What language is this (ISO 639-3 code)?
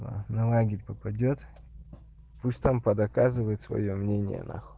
rus